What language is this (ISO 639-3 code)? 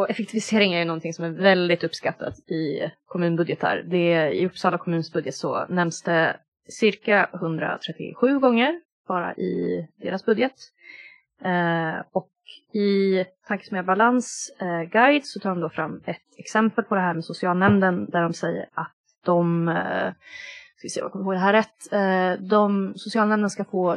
swe